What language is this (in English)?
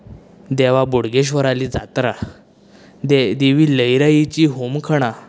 Konkani